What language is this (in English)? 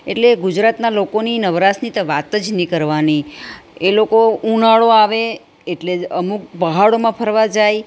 Gujarati